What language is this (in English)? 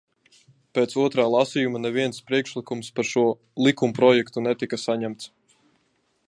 Latvian